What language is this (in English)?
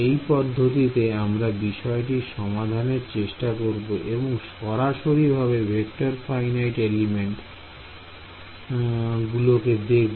Bangla